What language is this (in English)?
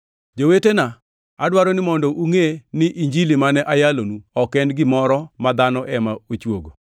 Luo (Kenya and Tanzania)